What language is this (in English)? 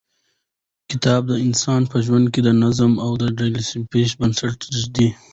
Pashto